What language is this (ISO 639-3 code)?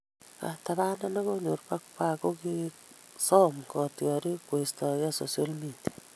kln